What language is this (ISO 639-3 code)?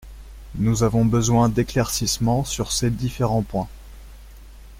fra